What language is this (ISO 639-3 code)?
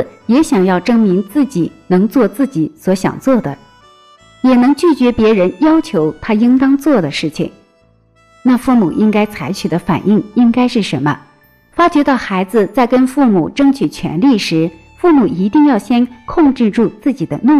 zho